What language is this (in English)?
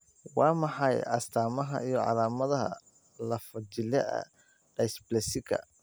Somali